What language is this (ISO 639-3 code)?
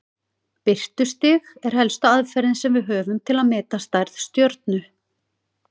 isl